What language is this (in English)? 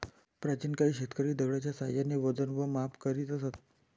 Marathi